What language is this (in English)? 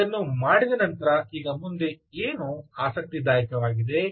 Kannada